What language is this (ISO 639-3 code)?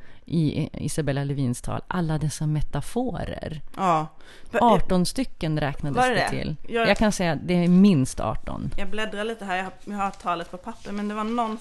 swe